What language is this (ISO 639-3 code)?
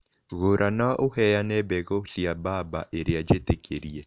kik